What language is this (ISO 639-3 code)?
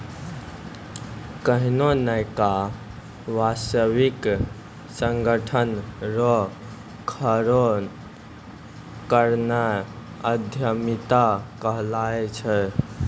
mai